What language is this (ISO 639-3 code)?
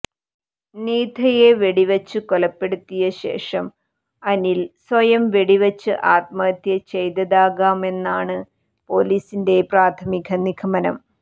mal